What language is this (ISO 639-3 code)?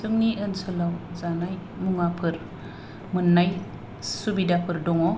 brx